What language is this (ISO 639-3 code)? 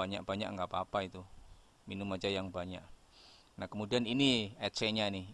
ind